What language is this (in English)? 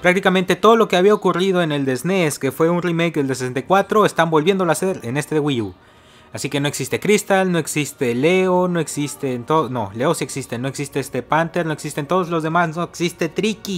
Spanish